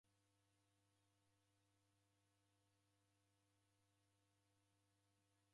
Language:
Taita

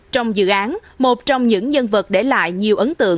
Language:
Vietnamese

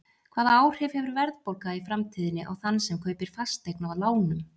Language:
Icelandic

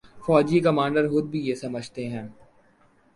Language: Urdu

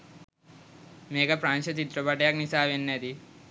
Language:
Sinhala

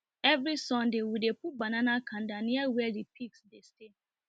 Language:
Nigerian Pidgin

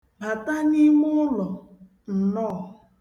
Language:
Igbo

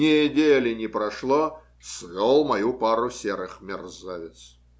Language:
Russian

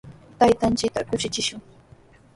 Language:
Sihuas Ancash Quechua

